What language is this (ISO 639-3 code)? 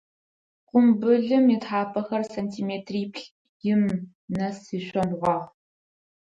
ady